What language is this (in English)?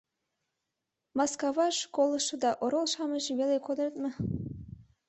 Mari